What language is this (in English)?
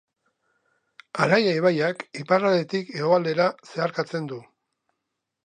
Basque